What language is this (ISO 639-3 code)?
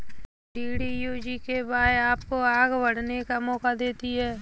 hin